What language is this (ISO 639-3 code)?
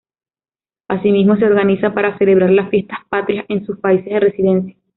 spa